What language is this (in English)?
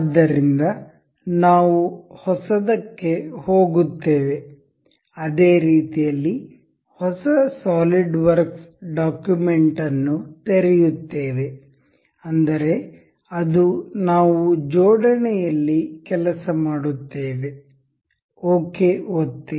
Kannada